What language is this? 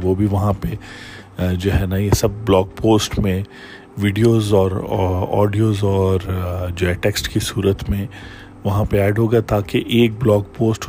Urdu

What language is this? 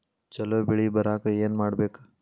Kannada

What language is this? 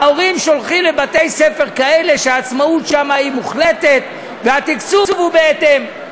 Hebrew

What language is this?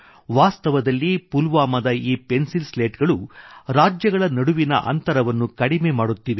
Kannada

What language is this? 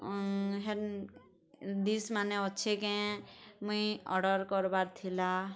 Odia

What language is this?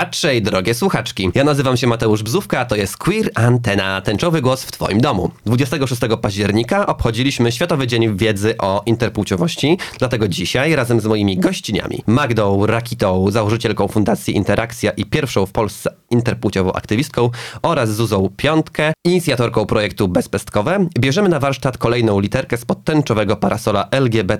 Polish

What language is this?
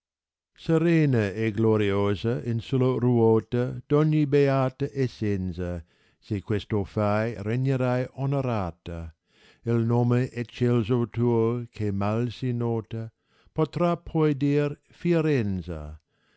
Italian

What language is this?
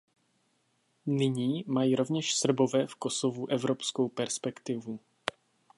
Czech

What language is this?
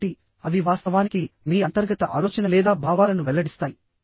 Telugu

